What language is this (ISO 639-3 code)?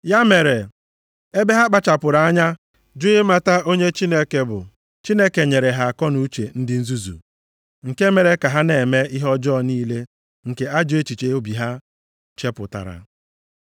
ibo